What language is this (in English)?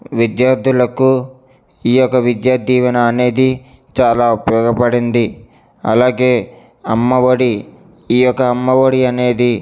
Telugu